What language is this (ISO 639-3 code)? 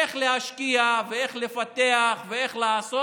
heb